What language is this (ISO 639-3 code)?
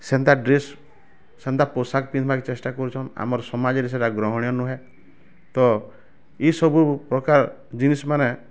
ori